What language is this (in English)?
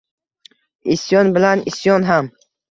Uzbek